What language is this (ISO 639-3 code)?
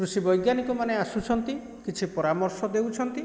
ori